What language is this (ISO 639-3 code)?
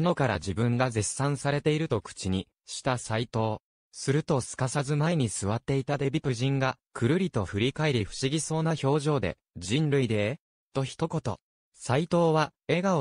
jpn